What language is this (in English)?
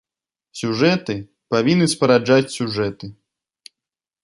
Belarusian